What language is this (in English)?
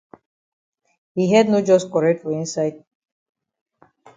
Cameroon Pidgin